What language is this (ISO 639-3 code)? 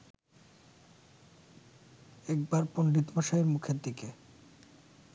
ben